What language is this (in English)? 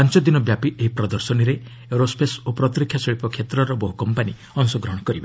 Odia